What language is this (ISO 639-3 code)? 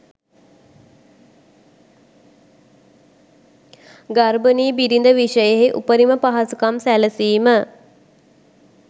sin